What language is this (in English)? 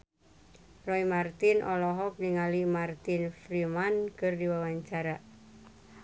Sundanese